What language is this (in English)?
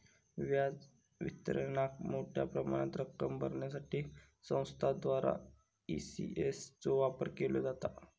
Marathi